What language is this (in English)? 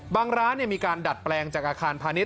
Thai